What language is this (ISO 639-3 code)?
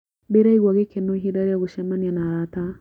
kik